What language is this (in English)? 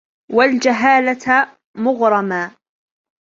Arabic